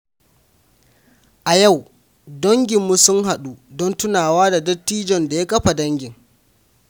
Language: Hausa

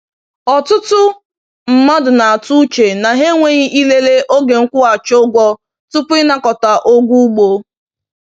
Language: Igbo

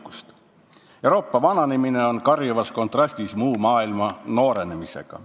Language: Estonian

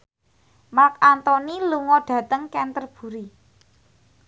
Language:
Javanese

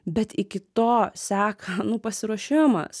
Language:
Lithuanian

